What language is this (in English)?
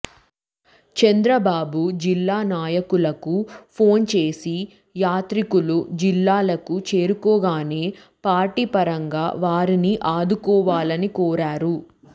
Telugu